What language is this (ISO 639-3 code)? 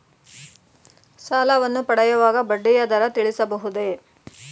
kan